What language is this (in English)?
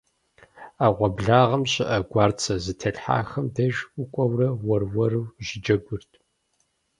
Kabardian